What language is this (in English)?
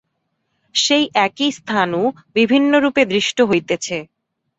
Bangla